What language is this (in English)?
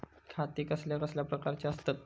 Marathi